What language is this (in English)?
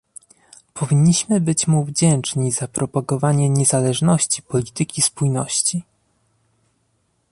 Polish